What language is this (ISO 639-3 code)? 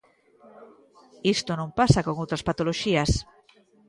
glg